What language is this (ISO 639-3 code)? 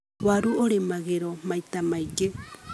kik